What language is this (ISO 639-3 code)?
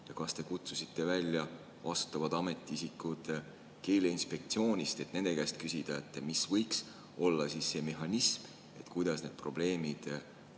est